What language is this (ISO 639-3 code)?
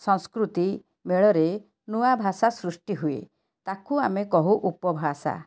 ori